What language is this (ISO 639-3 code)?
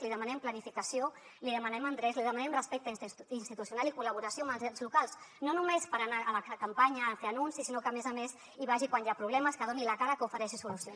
cat